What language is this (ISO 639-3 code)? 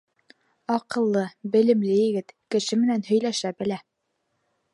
bak